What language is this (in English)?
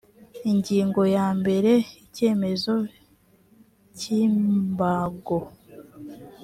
Kinyarwanda